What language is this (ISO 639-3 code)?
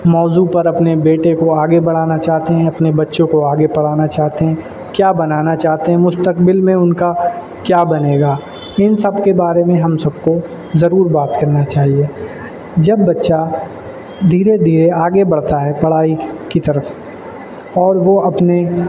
urd